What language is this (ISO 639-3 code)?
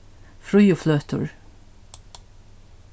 fao